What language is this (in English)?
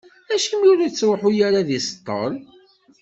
Kabyle